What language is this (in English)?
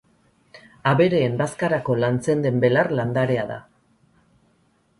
Basque